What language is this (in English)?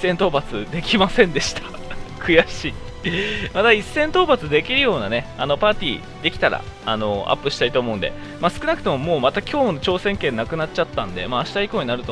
Japanese